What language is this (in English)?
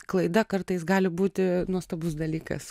Lithuanian